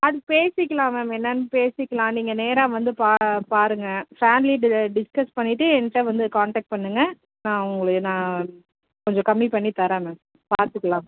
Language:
Tamil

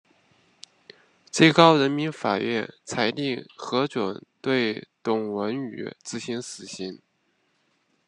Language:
Chinese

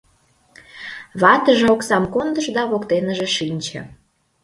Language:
Mari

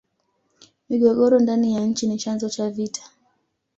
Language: Swahili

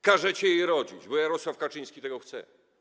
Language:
Polish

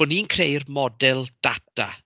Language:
Welsh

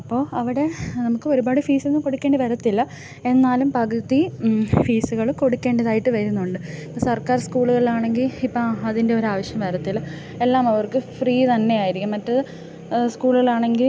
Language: Malayalam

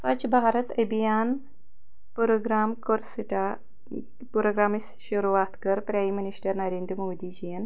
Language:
Kashmiri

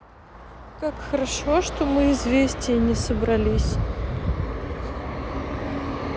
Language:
Russian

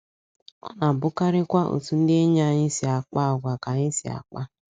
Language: Igbo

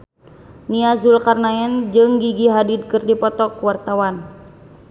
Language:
Sundanese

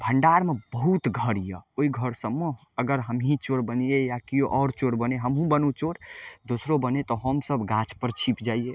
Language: Maithili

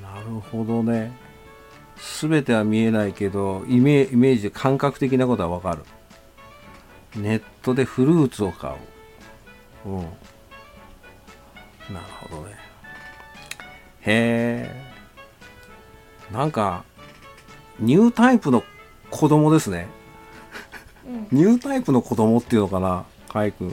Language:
Japanese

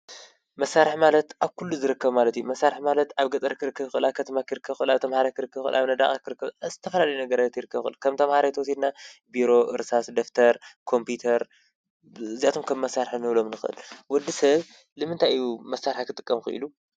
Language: Tigrinya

